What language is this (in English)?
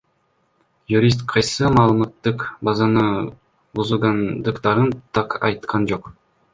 Kyrgyz